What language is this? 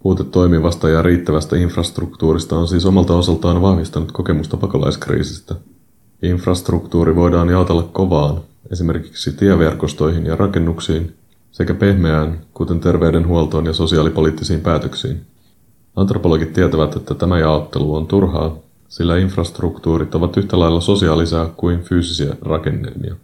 Finnish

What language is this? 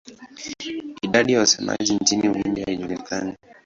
Swahili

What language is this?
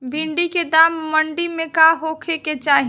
Bhojpuri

